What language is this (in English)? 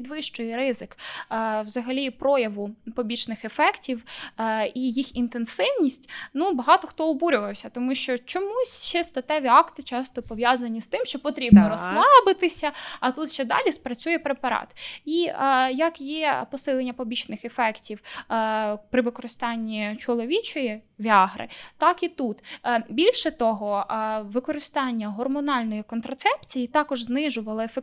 Ukrainian